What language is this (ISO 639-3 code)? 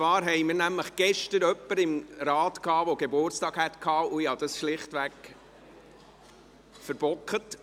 gsw